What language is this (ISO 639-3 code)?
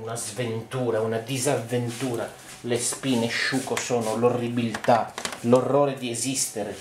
ita